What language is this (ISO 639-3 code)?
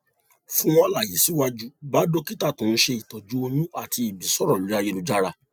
yor